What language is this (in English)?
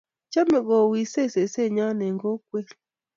Kalenjin